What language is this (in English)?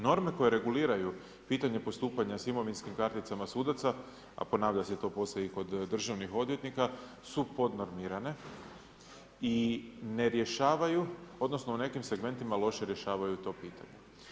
Croatian